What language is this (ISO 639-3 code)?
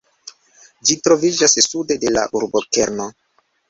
epo